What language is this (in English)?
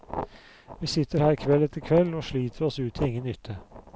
Norwegian